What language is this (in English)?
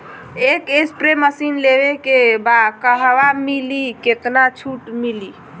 Bhojpuri